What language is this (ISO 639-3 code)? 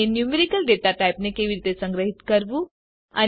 guj